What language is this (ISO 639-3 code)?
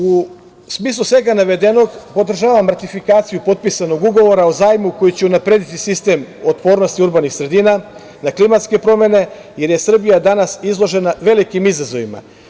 srp